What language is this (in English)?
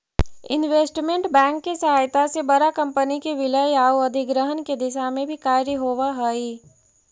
Magahi